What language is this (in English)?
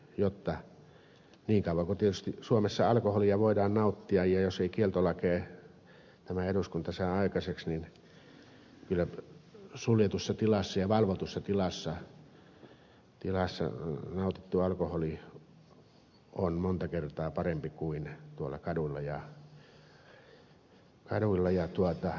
Finnish